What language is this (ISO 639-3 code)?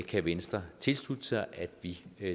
dan